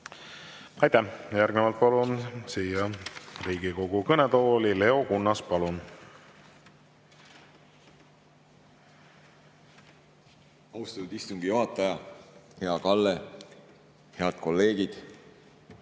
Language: Estonian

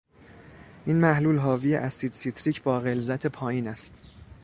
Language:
Persian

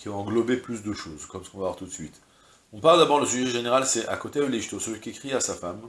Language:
French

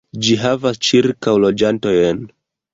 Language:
Esperanto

